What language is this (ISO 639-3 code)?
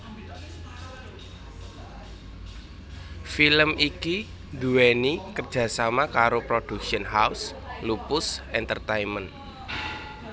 jav